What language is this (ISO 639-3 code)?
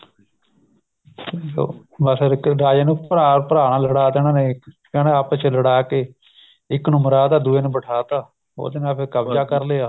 pan